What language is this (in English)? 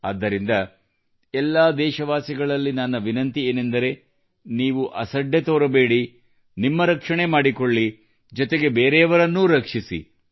Kannada